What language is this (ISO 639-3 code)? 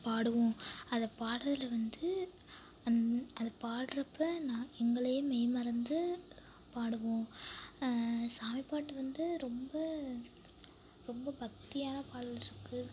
tam